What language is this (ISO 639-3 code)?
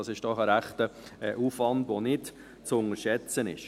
gsw